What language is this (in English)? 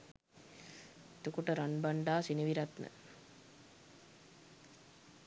Sinhala